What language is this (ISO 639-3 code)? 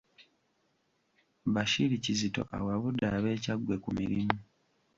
lug